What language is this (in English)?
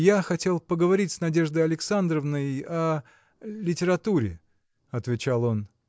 Russian